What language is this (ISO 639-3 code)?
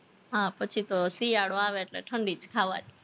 guj